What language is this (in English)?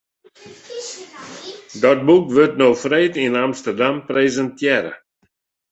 Western Frisian